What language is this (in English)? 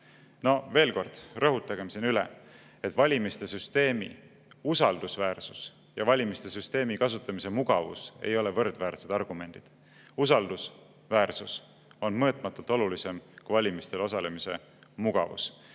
Estonian